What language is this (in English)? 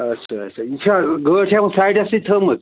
Kashmiri